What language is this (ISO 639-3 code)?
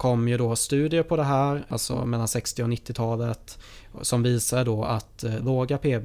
swe